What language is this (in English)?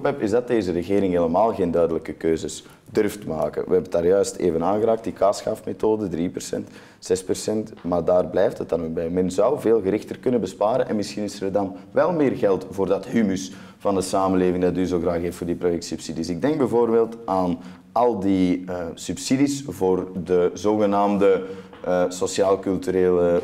Dutch